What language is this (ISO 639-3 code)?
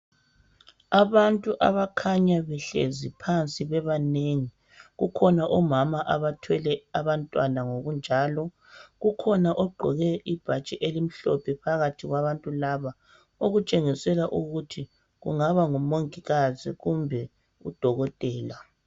nde